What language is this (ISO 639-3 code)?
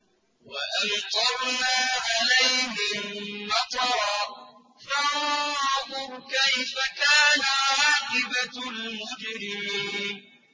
ara